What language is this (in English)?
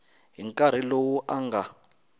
Tsonga